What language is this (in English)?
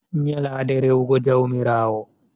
Bagirmi Fulfulde